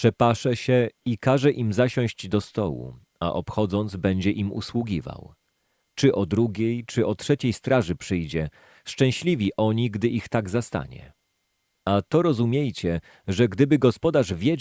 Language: Polish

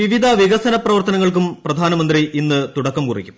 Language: Malayalam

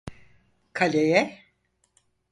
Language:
Turkish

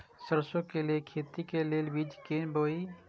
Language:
Maithili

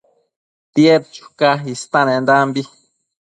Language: Matsés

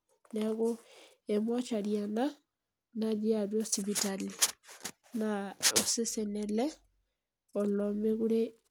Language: Masai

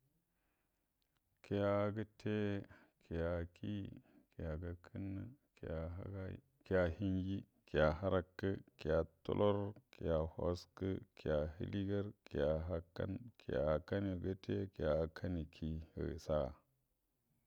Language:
Buduma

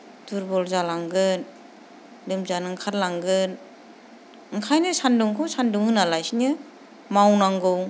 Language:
Bodo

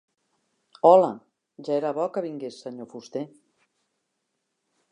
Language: Catalan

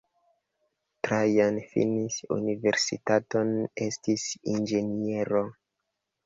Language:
Esperanto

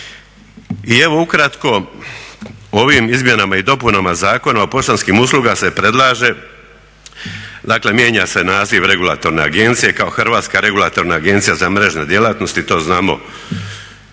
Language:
Croatian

